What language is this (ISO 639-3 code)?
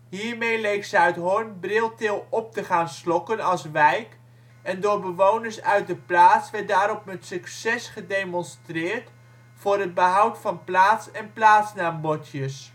nld